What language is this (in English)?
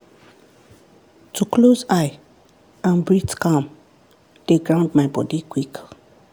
Nigerian Pidgin